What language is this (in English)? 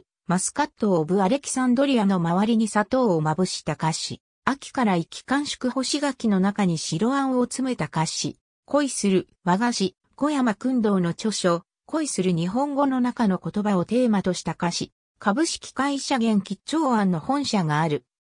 Japanese